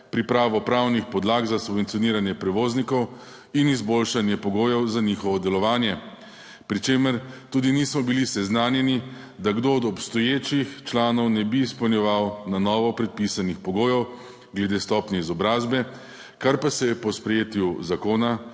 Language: Slovenian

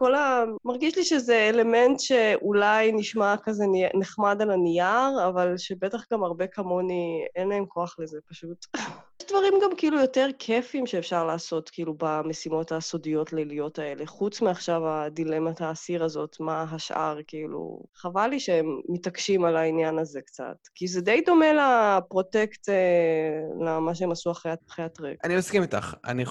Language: Hebrew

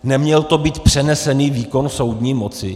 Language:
Czech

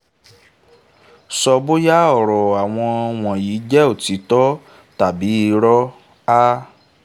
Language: Yoruba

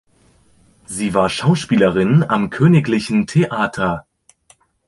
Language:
German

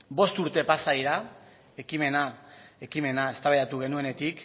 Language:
Basque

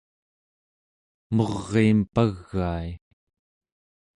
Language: Central Yupik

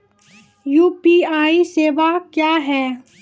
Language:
Maithili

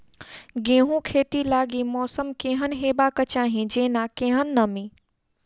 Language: Maithili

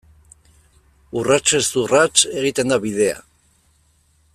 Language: Basque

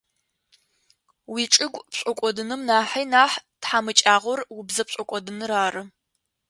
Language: Adyghe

